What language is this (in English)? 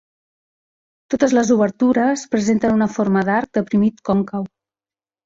Catalan